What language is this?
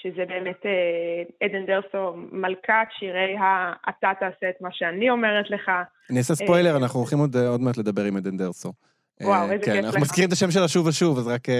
Hebrew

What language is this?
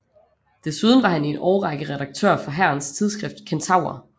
Danish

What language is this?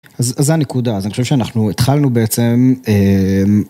Hebrew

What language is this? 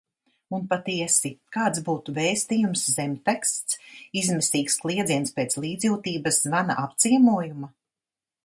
Latvian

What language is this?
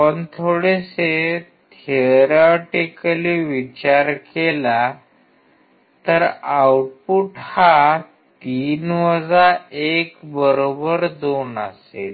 Marathi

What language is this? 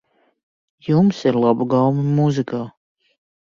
Latvian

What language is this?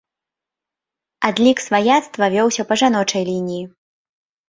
Belarusian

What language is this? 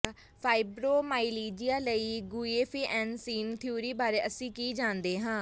Punjabi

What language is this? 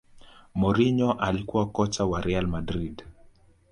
Swahili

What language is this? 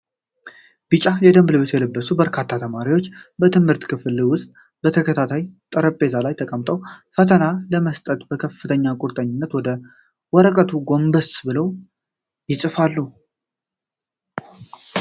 Amharic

